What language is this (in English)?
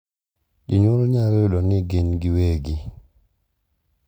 Luo (Kenya and Tanzania)